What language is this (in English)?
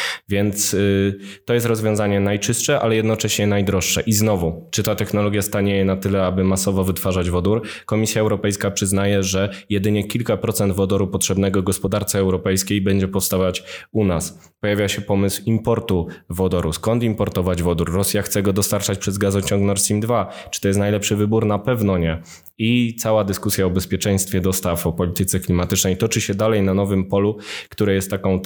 Polish